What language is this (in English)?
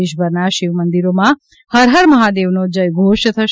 Gujarati